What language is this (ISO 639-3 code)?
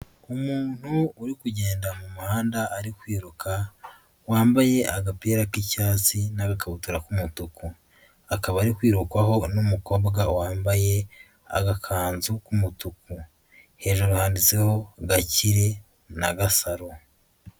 kin